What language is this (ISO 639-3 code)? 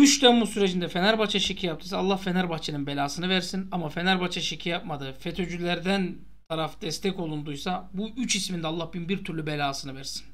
tur